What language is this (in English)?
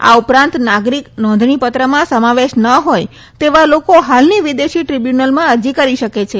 Gujarati